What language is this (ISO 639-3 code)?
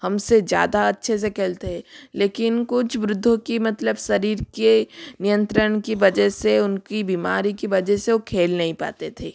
hin